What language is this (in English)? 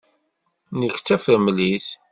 Kabyle